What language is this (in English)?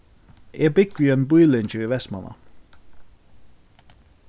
Faroese